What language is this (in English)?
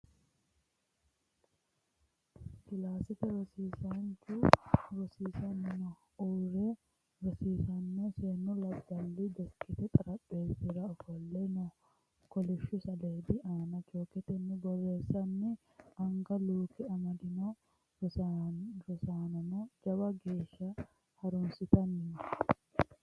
Sidamo